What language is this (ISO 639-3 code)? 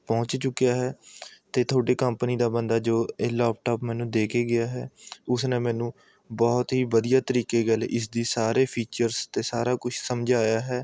pan